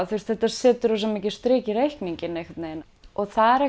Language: Icelandic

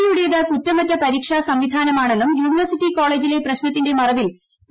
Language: Malayalam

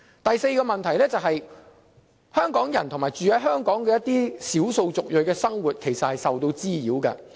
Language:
Cantonese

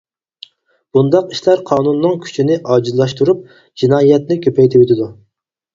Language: Uyghur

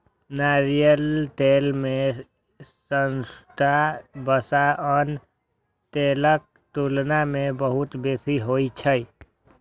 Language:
Maithili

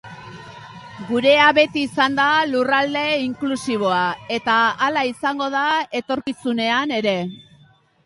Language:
Basque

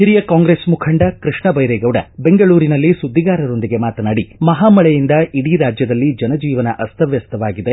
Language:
Kannada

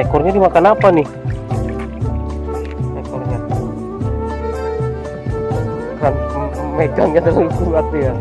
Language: Indonesian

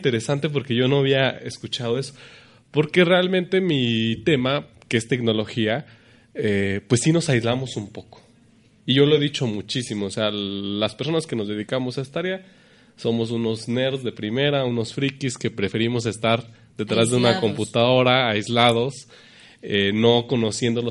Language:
Spanish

